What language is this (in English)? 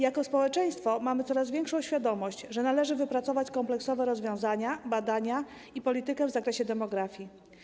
Polish